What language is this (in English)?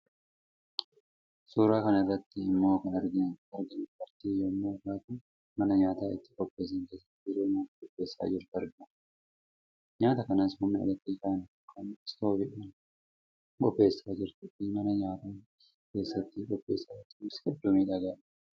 Oromo